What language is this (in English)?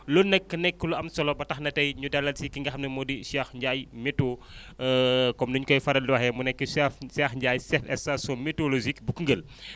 Wolof